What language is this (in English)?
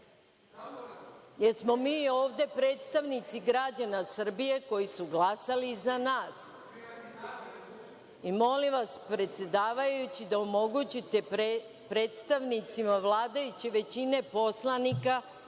Serbian